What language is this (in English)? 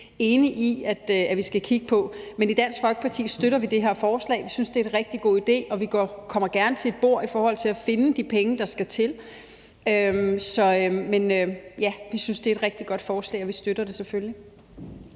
Danish